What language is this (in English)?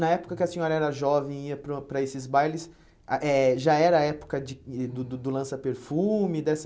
Portuguese